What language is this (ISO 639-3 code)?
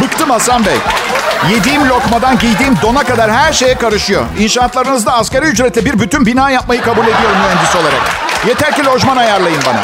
tur